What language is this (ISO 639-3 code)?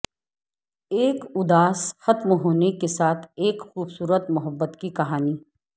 urd